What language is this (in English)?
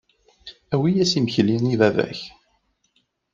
Kabyle